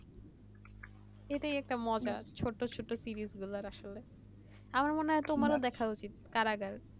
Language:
Bangla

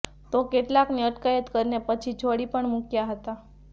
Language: Gujarati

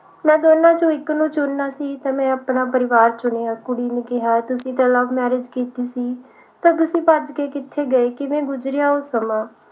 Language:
Punjabi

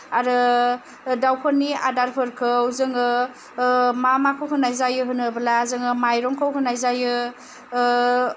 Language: Bodo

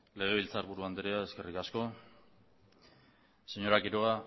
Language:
Basque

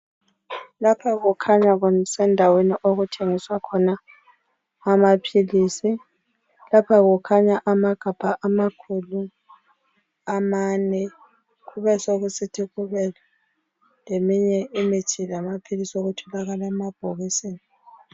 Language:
North Ndebele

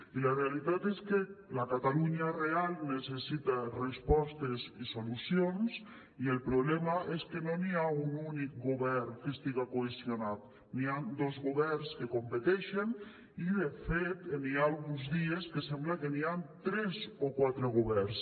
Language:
Catalan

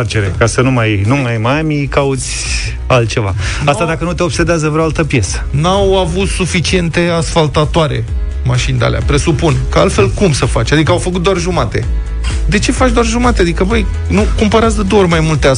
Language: Romanian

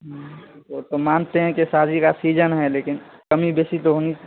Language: Urdu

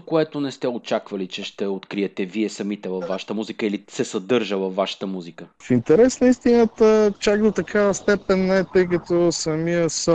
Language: Bulgarian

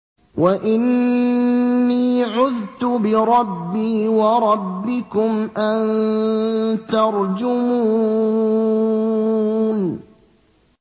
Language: Arabic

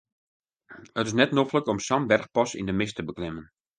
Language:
Western Frisian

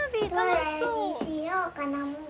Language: Japanese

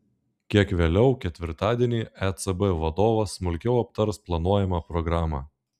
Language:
Lithuanian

